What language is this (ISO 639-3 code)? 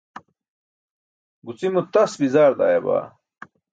bsk